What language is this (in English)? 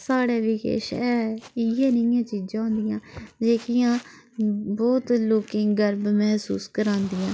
Dogri